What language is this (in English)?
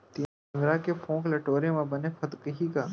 Chhattisgarhi